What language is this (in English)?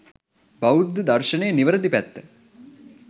Sinhala